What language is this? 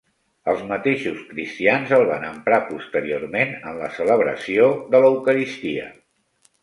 Catalan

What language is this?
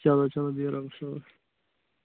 Kashmiri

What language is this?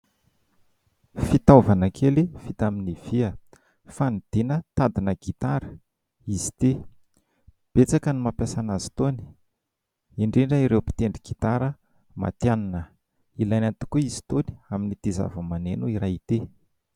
Malagasy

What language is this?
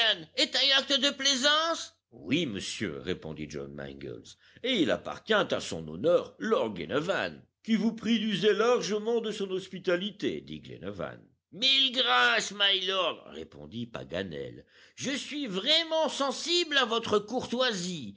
French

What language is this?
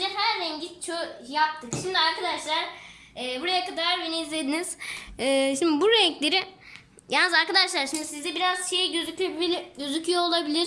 Turkish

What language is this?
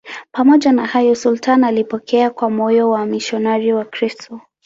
Swahili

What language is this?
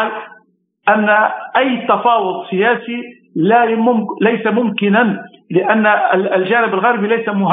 Arabic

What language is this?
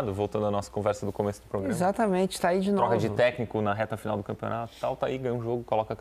Portuguese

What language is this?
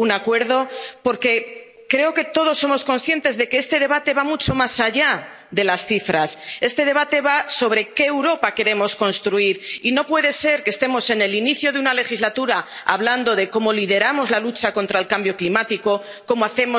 Spanish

